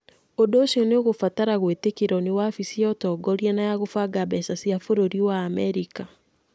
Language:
Kikuyu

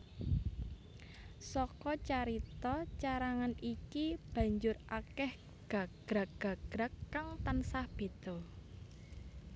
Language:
Javanese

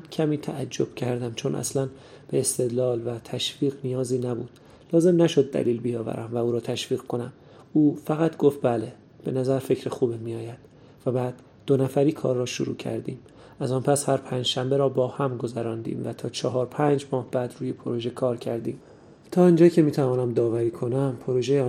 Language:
Persian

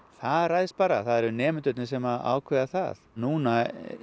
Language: Icelandic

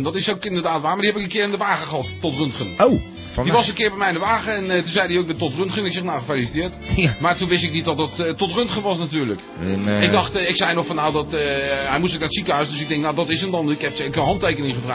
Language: Dutch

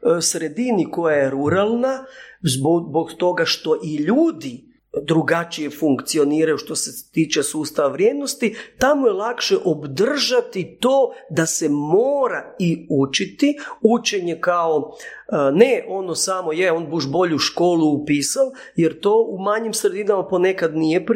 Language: Croatian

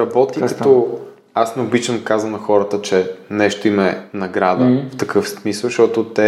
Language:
Bulgarian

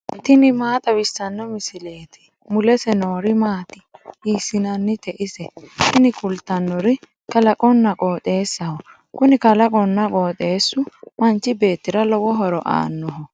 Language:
Sidamo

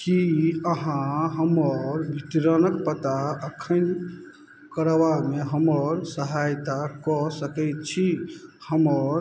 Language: Maithili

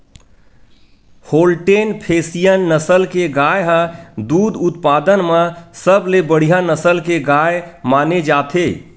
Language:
Chhattisgarhi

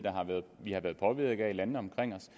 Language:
Danish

